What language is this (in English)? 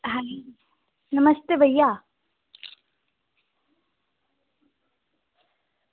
Dogri